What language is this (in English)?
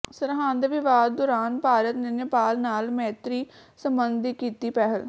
Punjabi